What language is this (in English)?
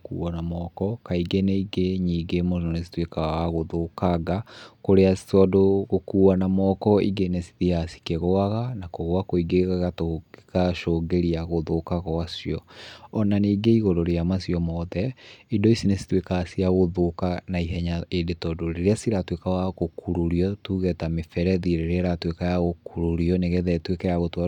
Kikuyu